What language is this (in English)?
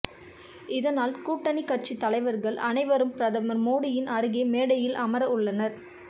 Tamil